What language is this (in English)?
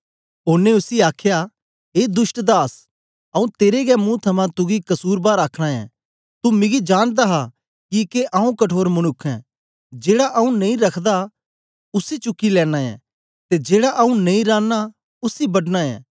Dogri